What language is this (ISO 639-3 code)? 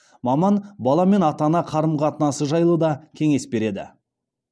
kaz